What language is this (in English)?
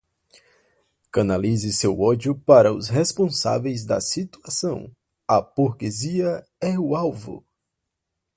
Portuguese